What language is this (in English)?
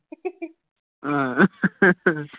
Punjabi